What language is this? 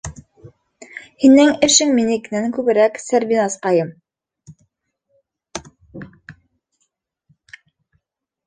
Bashkir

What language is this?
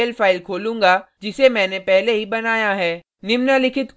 Hindi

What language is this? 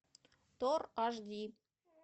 Russian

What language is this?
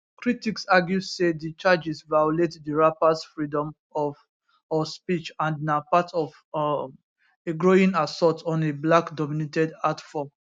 Nigerian Pidgin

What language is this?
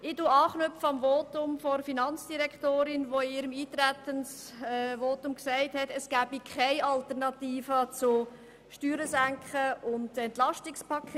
Swiss German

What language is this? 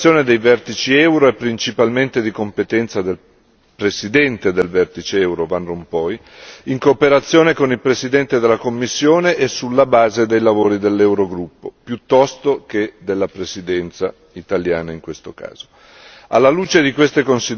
Italian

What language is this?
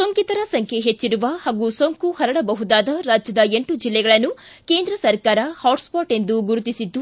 Kannada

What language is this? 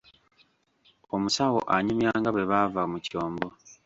Ganda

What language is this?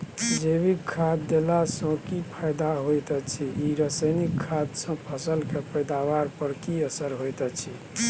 Maithili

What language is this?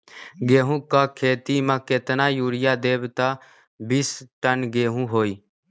Magahi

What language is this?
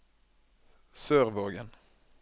Norwegian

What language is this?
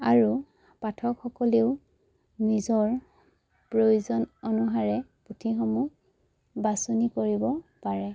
Assamese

